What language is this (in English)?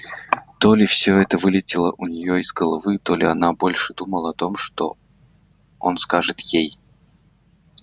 Russian